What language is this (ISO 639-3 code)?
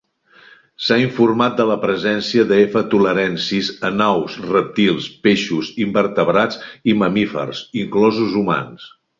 cat